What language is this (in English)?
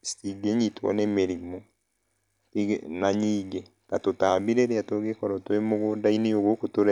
Kikuyu